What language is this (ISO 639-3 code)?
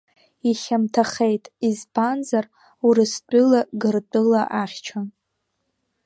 abk